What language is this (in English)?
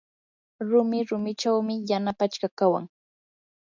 Yanahuanca Pasco Quechua